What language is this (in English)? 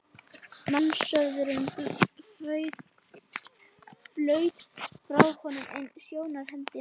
Icelandic